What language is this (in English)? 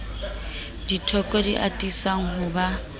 Southern Sotho